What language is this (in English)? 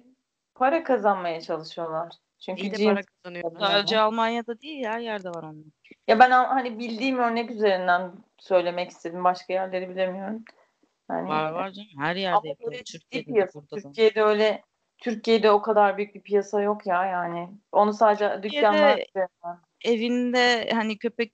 Turkish